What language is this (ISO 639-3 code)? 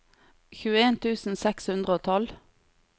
nor